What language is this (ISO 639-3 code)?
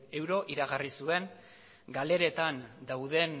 eus